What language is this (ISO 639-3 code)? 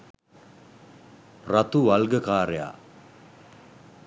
sin